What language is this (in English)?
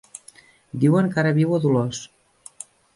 Catalan